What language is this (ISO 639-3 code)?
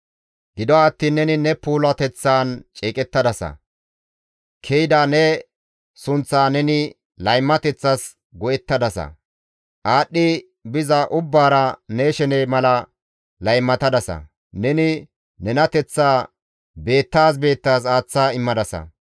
gmv